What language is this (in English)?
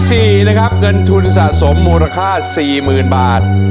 Thai